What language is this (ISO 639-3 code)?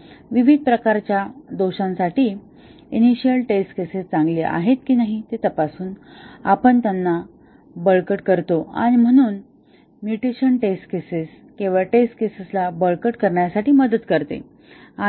mar